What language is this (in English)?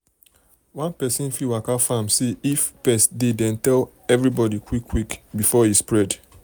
Nigerian Pidgin